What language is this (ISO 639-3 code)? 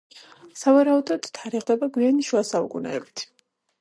kat